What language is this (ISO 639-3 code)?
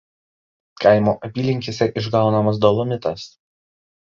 lit